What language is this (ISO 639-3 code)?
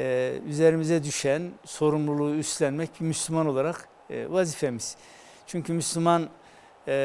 tur